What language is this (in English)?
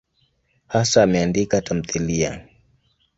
Swahili